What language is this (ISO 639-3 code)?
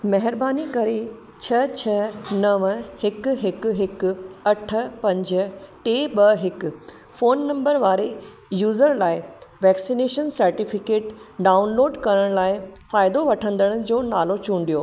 snd